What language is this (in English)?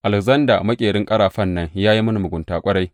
Hausa